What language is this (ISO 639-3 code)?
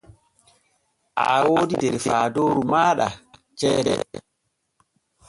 fue